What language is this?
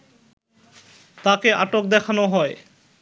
Bangla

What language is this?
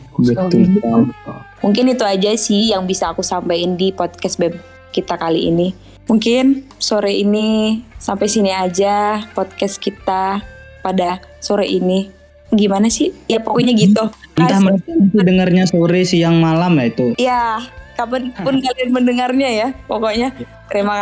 Indonesian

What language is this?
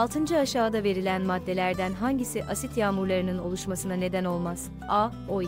Turkish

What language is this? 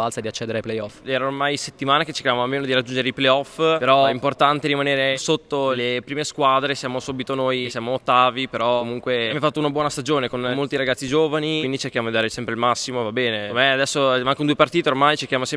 Italian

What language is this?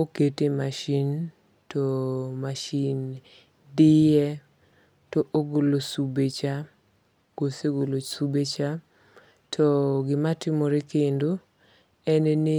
Luo (Kenya and Tanzania)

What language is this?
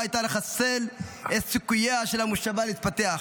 Hebrew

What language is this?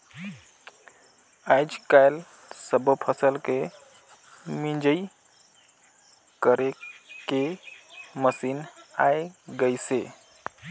Chhattisgarhi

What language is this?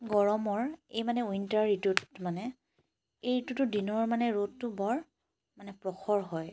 Assamese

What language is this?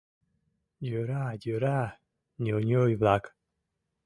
Mari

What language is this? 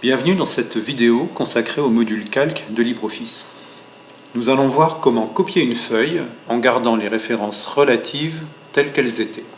French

